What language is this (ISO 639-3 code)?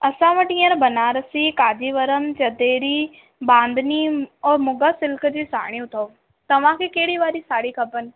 snd